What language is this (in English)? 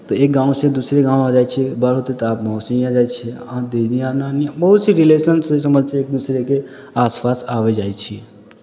Maithili